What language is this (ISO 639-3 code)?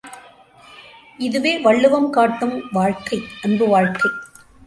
tam